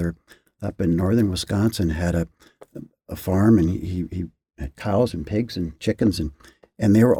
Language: English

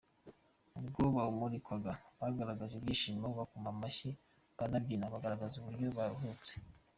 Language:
Kinyarwanda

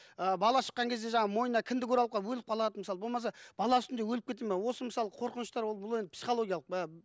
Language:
Kazakh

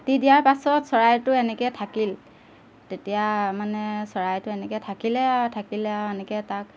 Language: Assamese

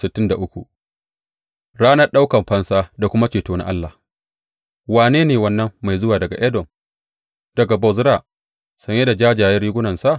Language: Hausa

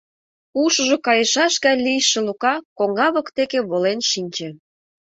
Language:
Mari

